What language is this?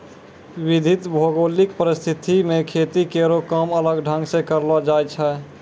Maithili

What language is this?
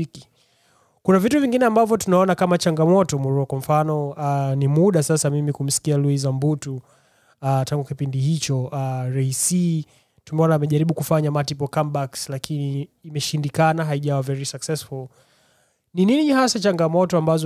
Swahili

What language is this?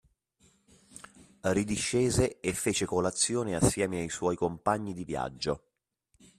Italian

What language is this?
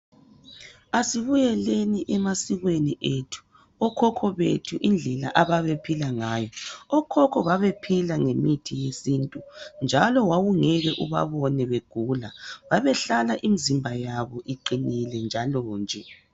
North Ndebele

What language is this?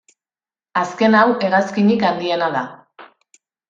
Basque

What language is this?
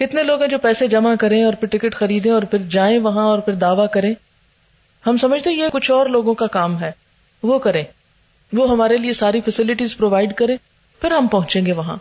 Urdu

